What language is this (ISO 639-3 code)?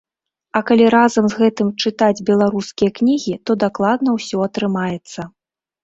bel